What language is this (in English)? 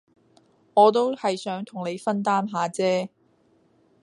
Cantonese